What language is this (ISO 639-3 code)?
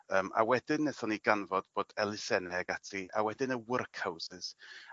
cym